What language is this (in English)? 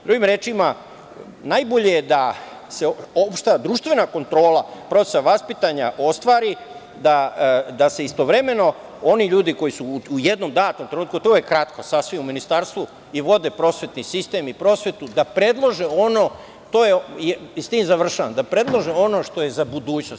Serbian